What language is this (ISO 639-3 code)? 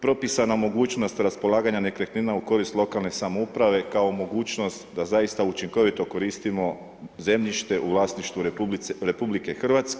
hrv